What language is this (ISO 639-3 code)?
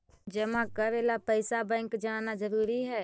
mag